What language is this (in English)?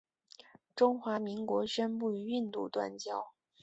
Chinese